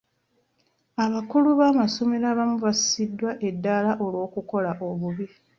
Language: Ganda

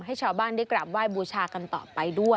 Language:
Thai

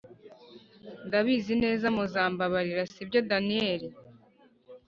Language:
Kinyarwanda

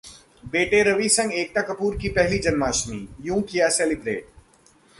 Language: Hindi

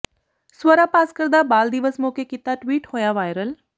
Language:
Punjabi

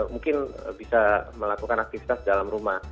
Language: Indonesian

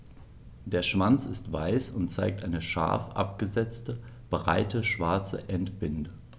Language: German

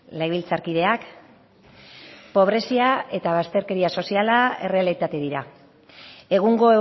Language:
Basque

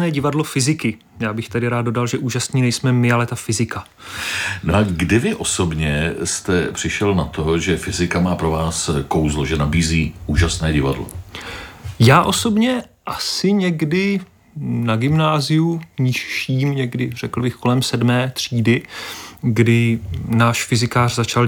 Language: Czech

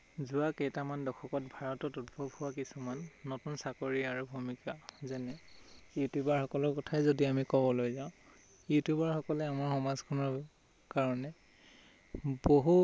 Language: Assamese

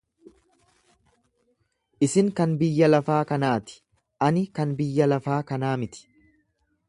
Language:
Oromo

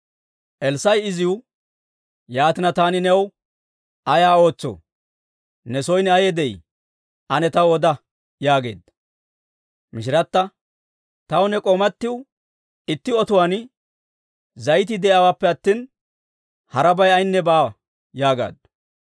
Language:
Dawro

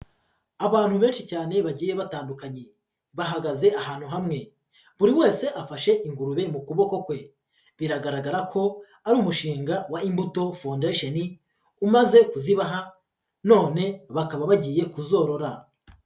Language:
Kinyarwanda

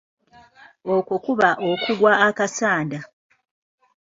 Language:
Ganda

